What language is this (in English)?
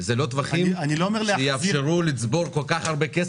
Hebrew